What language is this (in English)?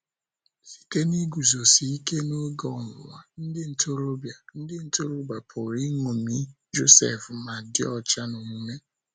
Igbo